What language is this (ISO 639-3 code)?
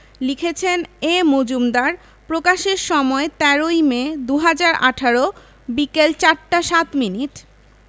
ben